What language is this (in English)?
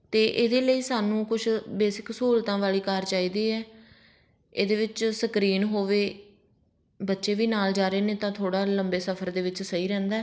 Punjabi